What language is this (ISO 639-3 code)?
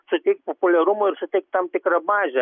lit